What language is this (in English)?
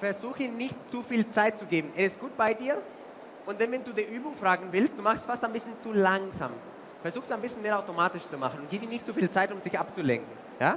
German